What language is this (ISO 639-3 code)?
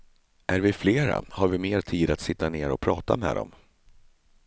swe